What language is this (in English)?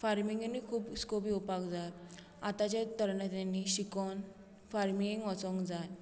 Konkani